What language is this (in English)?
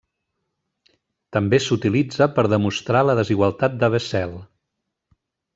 Catalan